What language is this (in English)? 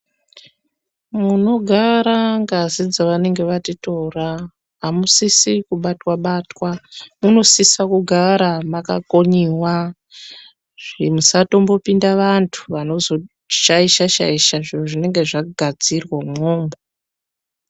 Ndau